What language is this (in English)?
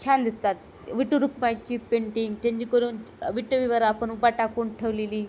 Marathi